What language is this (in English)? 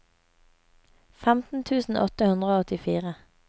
Norwegian